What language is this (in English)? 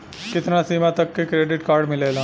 Bhojpuri